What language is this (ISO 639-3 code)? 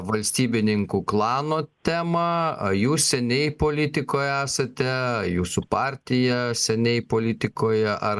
lit